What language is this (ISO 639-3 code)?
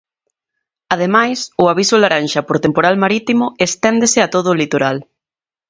glg